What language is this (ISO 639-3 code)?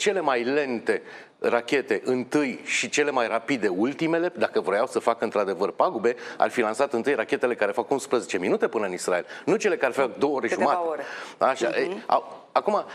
ron